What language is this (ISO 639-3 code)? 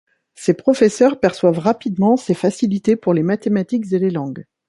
fra